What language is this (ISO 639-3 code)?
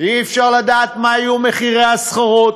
heb